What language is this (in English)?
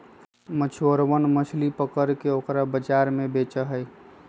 Magahi